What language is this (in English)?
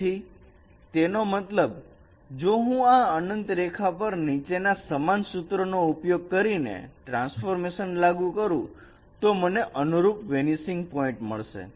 Gujarati